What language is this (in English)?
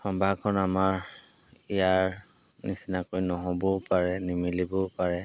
Assamese